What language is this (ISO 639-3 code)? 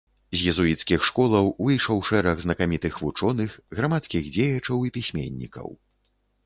bel